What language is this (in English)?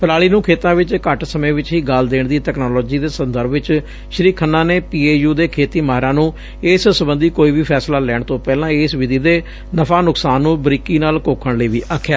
Punjabi